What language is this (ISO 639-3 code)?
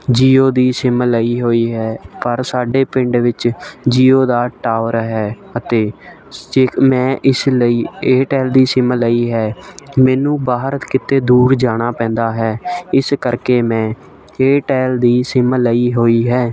pan